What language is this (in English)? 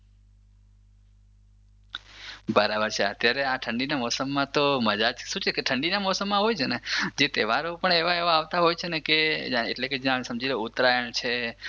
Gujarati